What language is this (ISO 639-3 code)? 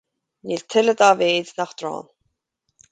gle